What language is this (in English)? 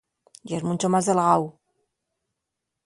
Asturian